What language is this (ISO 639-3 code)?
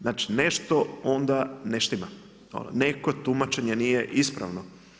hrv